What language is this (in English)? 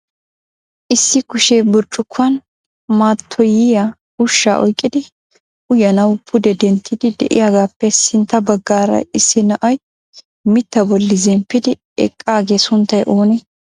Wolaytta